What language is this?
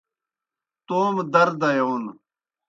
Kohistani Shina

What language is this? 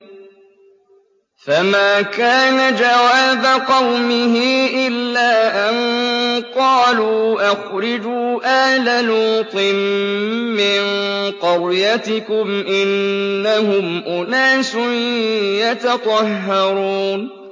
Arabic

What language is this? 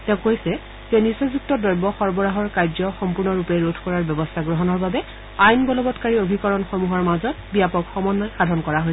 Assamese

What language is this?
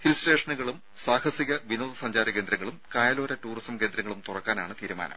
Malayalam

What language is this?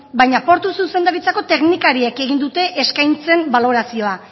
Basque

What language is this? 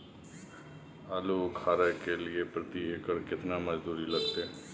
Maithili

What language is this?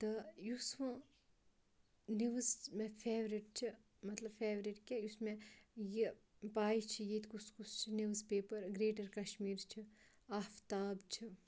Kashmiri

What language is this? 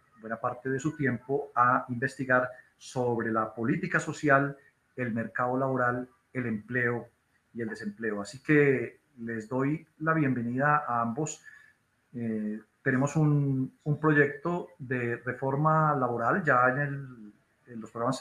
Spanish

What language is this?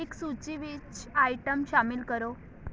Punjabi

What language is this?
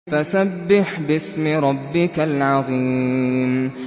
Arabic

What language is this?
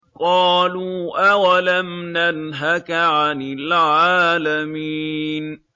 Arabic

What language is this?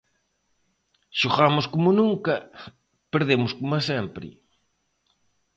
Galician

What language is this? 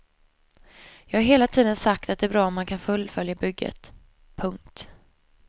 Swedish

